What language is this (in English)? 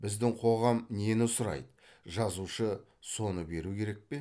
Kazakh